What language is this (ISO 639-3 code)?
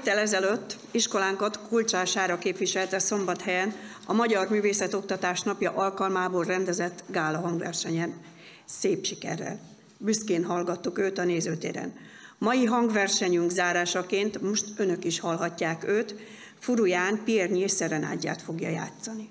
hun